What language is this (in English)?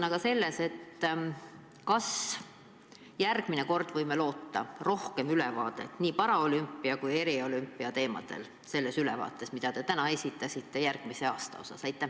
Estonian